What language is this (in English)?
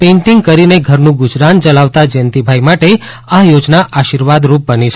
Gujarati